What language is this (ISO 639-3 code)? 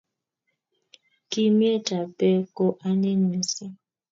kln